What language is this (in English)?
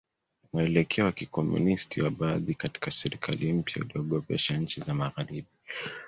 Swahili